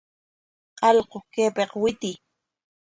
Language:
Corongo Ancash Quechua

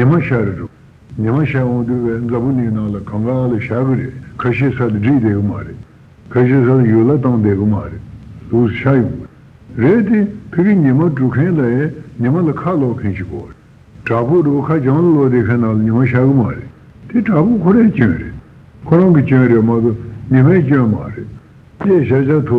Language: Italian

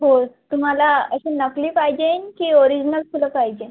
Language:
Marathi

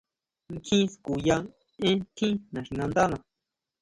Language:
Huautla Mazatec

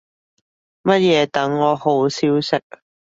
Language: Cantonese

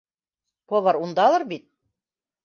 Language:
Bashkir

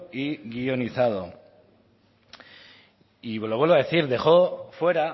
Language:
Spanish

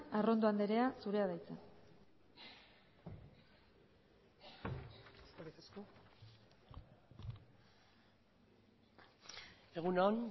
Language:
Basque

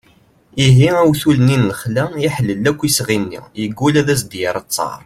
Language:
Kabyle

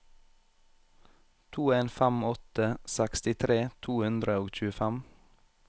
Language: Norwegian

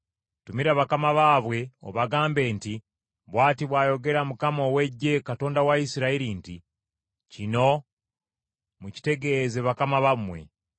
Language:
Ganda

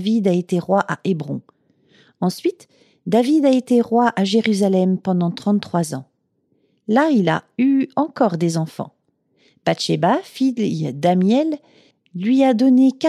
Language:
French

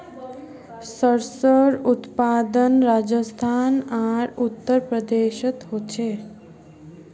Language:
Magahi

